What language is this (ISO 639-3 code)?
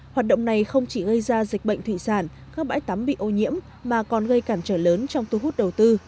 vie